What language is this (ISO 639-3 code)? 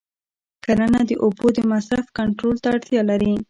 pus